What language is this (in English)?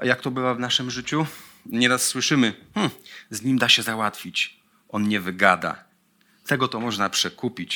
Polish